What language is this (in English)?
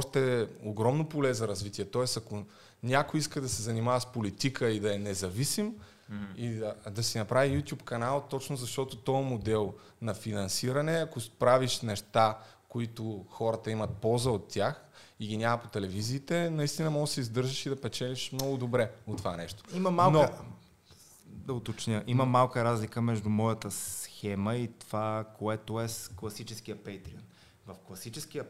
Bulgarian